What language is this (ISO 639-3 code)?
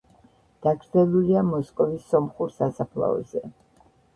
kat